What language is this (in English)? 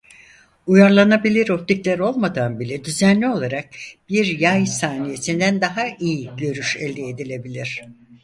Turkish